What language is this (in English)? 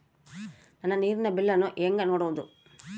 Kannada